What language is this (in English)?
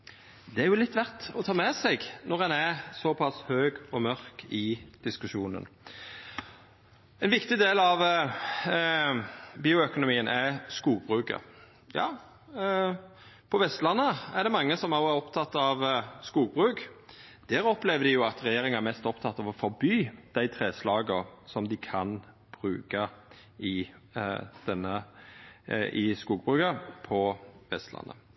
Norwegian Nynorsk